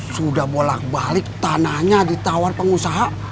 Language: Indonesian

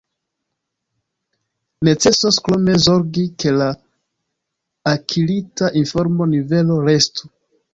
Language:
Esperanto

